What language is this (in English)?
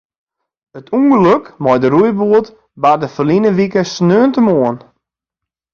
Western Frisian